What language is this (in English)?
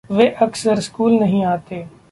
Hindi